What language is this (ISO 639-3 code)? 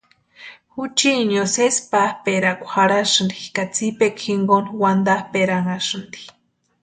pua